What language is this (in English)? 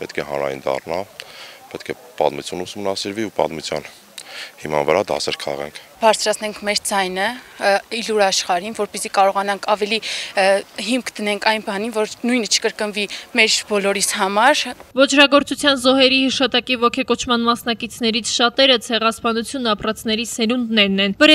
Turkish